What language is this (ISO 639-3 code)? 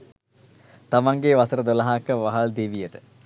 sin